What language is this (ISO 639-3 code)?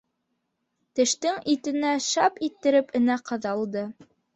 bak